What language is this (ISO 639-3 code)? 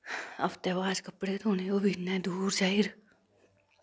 doi